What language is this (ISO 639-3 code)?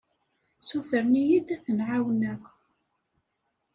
kab